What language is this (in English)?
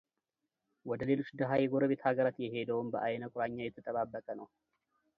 Amharic